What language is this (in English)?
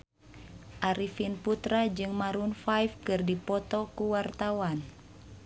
Sundanese